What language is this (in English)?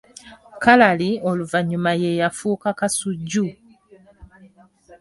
Ganda